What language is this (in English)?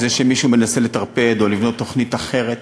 Hebrew